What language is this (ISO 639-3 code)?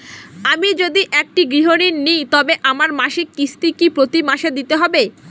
ben